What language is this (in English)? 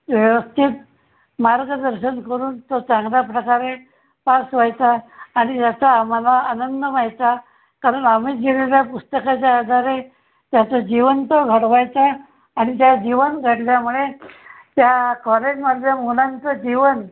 Marathi